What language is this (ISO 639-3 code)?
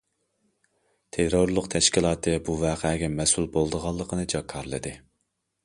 uig